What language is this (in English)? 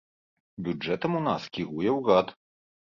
Belarusian